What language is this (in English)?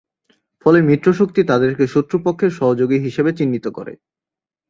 Bangla